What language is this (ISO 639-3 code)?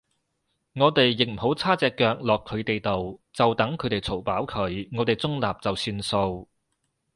yue